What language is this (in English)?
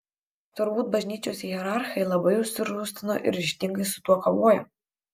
Lithuanian